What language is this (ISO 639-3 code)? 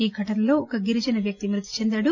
tel